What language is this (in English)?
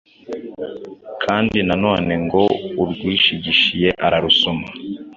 Kinyarwanda